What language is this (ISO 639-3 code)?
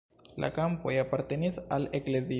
epo